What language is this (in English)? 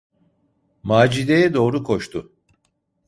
Turkish